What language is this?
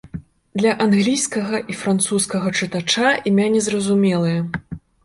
Belarusian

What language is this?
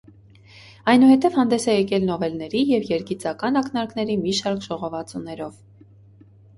Armenian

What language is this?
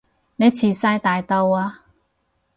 Cantonese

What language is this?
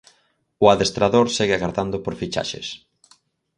Galician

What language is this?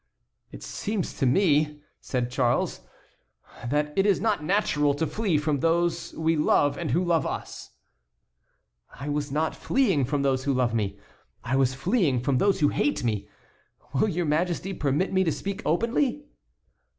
English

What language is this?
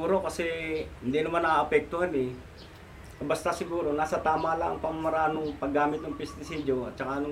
Filipino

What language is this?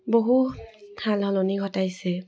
Assamese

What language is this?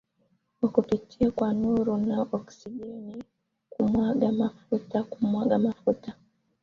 Swahili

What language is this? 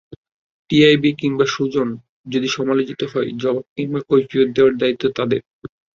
Bangla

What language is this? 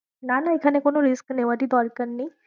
Bangla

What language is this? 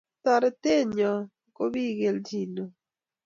Kalenjin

